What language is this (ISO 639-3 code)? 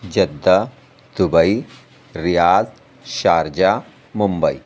urd